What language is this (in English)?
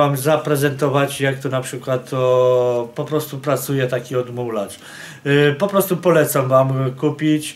Polish